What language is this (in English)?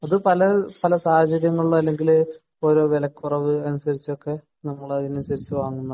Malayalam